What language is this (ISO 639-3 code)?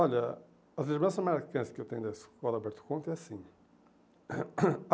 por